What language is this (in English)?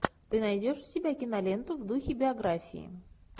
Russian